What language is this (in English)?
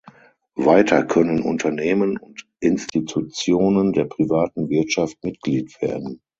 German